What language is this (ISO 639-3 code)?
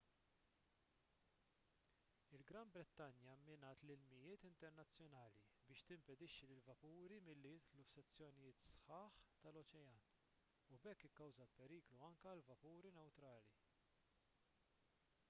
mlt